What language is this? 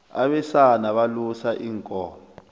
South Ndebele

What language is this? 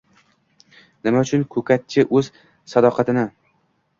Uzbek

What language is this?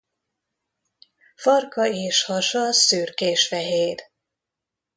Hungarian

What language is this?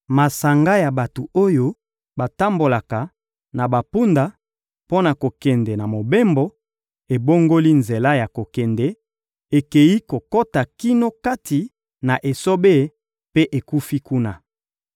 Lingala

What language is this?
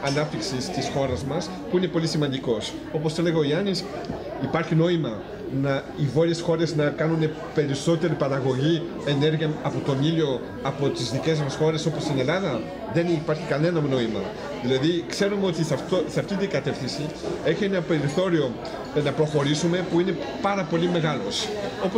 Greek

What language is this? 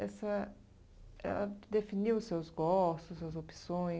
Portuguese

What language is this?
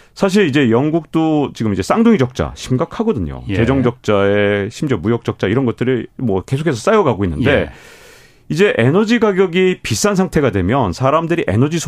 Korean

